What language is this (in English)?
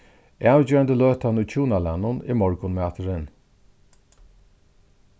Faroese